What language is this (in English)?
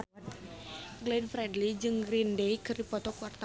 Sundanese